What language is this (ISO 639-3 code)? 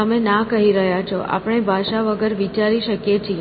guj